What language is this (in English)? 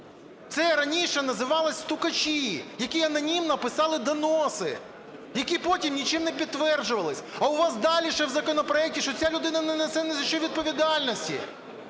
Ukrainian